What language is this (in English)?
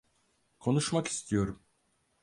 Turkish